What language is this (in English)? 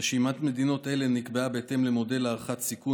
Hebrew